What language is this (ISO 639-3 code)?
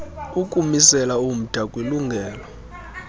xho